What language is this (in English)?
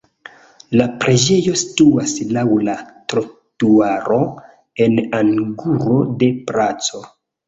Esperanto